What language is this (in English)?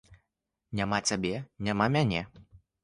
Belarusian